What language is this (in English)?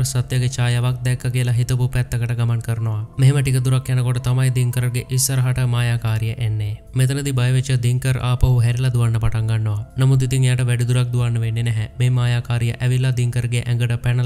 Hindi